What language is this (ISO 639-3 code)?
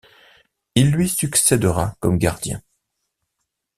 fra